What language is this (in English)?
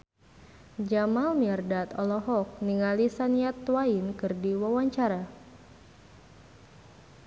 Sundanese